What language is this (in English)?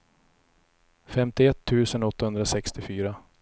Swedish